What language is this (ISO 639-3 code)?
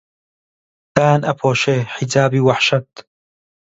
ckb